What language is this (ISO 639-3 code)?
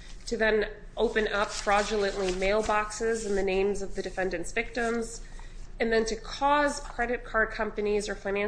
eng